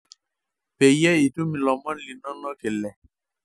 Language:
Masai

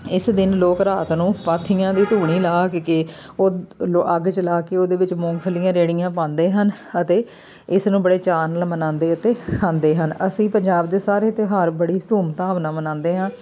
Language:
Punjabi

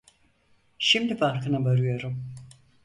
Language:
Turkish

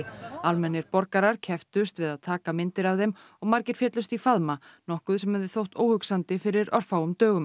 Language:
Icelandic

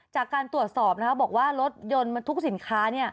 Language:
Thai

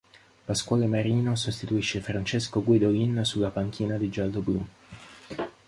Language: Italian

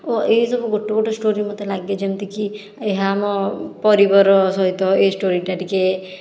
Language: Odia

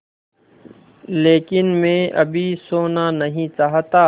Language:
Hindi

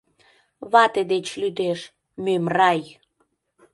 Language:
Mari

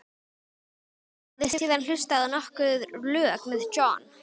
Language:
Icelandic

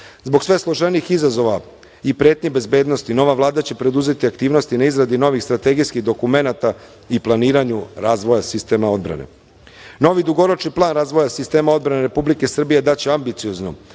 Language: Serbian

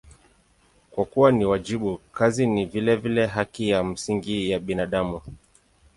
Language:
Swahili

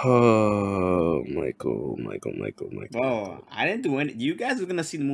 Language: English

